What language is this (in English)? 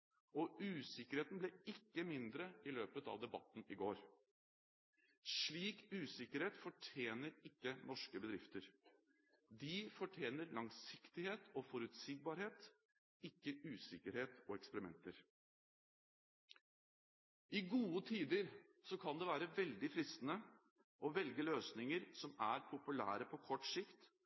Norwegian Bokmål